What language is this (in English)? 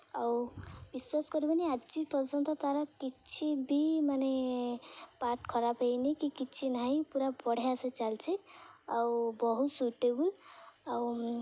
Odia